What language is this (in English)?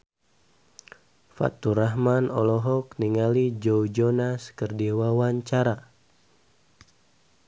Sundanese